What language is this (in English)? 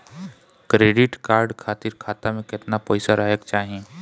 Bhojpuri